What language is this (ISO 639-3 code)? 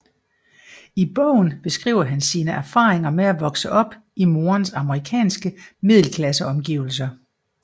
dan